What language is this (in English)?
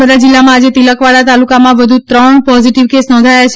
Gujarati